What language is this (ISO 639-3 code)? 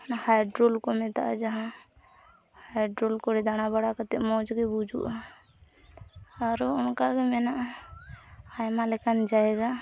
sat